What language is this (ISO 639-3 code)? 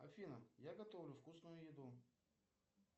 rus